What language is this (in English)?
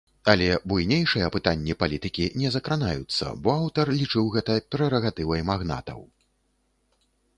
Belarusian